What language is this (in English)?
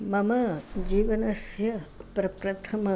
Sanskrit